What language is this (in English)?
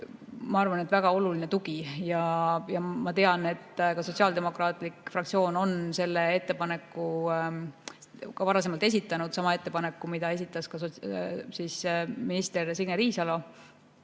Estonian